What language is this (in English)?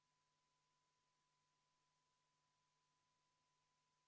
Estonian